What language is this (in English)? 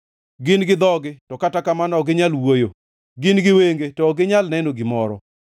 Luo (Kenya and Tanzania)